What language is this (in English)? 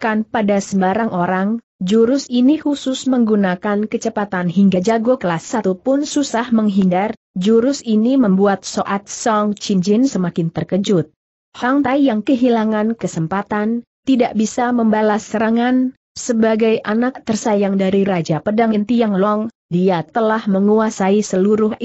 Indonesian